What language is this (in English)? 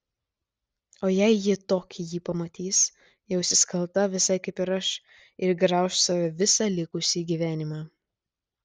Lithuanian